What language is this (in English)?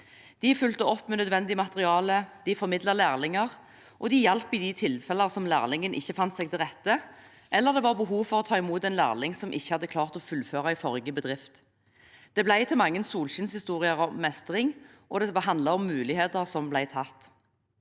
Norwegian